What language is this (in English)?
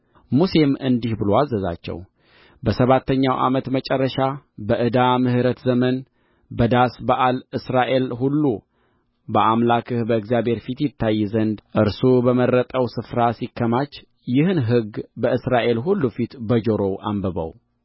Amharic